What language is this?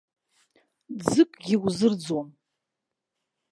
Abkhazian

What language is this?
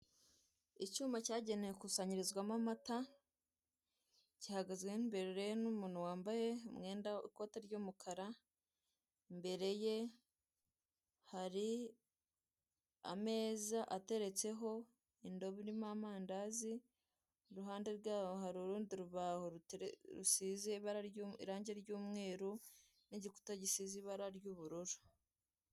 Kinyarwanda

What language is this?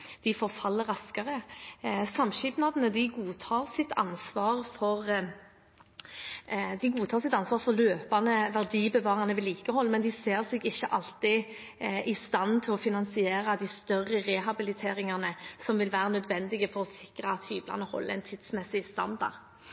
Norwegian Bokmål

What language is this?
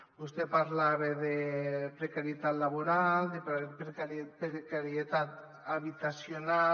Catalan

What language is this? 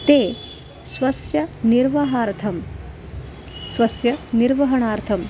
Sanskrit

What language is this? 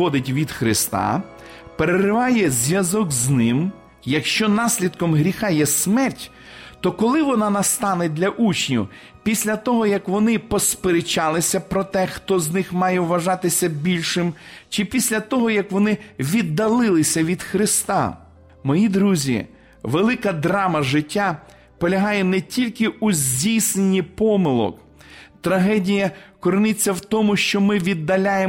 Ukrainian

